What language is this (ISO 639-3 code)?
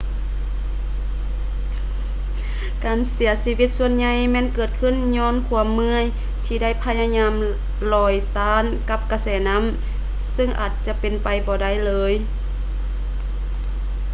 lao